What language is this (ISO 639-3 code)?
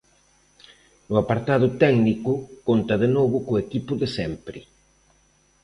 glg